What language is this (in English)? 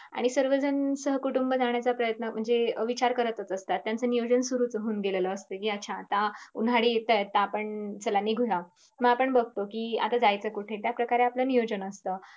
Marathi